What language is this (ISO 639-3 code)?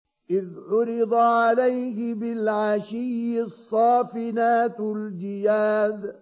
ara